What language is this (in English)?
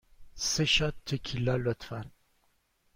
Persian